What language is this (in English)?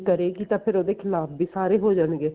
Punjabi